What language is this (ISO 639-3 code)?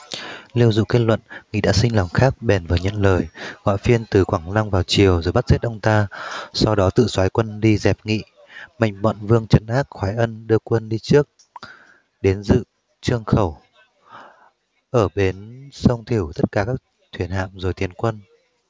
vie